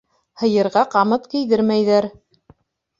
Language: Bashkir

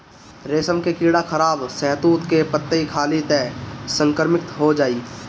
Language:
Bhojpuri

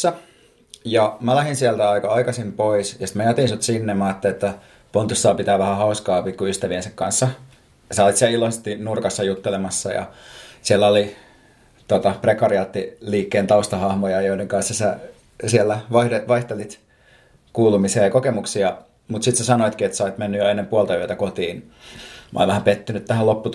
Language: Finnish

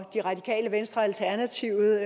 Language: Danish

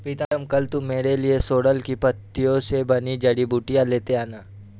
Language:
Hindi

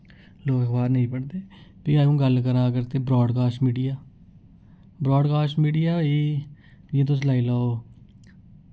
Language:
Dogri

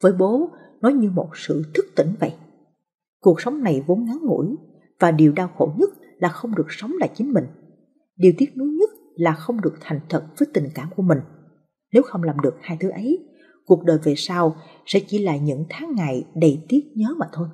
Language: Vietnamese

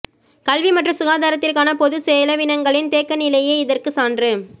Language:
Tamil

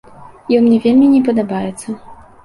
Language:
Belarusian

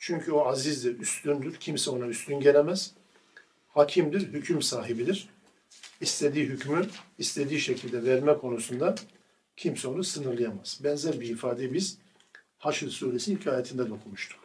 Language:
Turkish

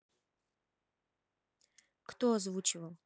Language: Russian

